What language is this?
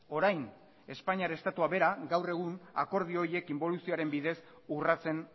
Basque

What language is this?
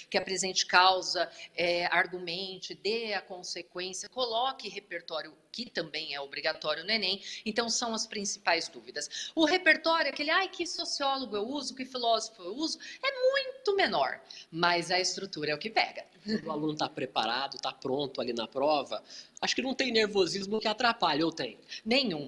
Portuguese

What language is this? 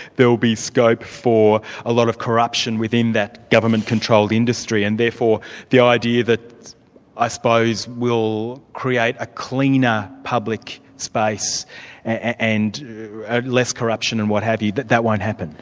English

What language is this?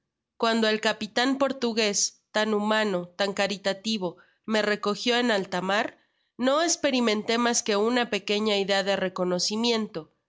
Spanish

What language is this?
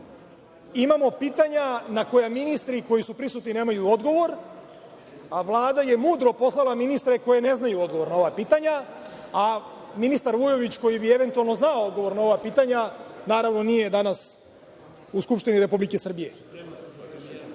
Serbian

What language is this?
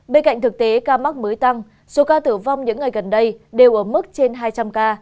Vietnamese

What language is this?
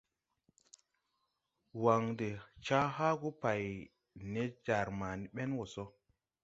Tupuri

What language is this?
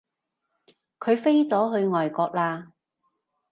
Cantonese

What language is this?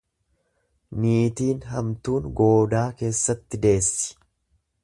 Oromo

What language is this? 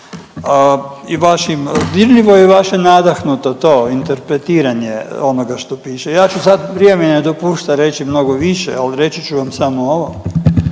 Croatian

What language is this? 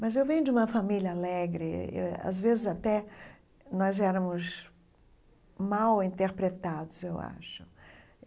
Portuguese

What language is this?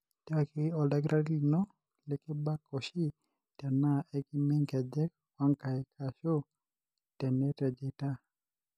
Masai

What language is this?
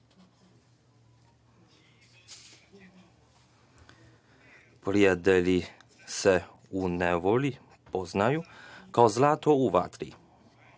Serbian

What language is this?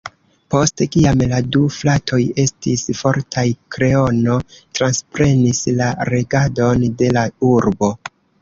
Esperanto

